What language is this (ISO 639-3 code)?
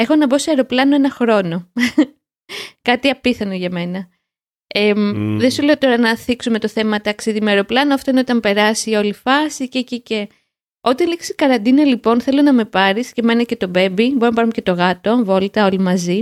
ell